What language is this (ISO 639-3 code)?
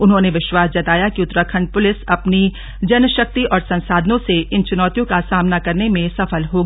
hin